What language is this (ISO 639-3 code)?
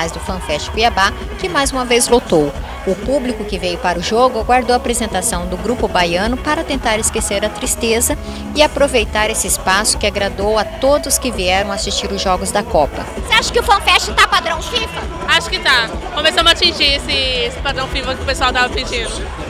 por